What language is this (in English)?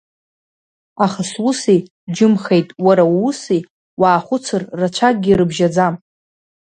Abkhazian